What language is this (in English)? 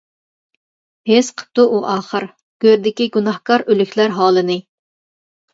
Uyghur